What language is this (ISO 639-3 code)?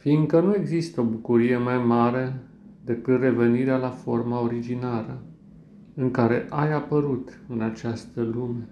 ron